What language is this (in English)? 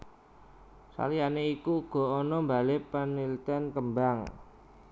Javanese